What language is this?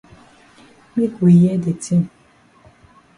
Cameroon Pidgin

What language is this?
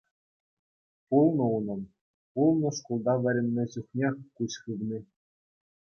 Chuvash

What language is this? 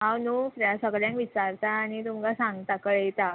Konkani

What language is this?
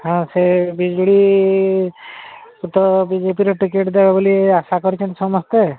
Odia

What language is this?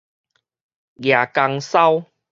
Min Nan Chinese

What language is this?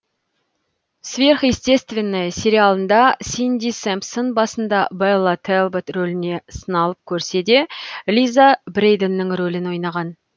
Kazakh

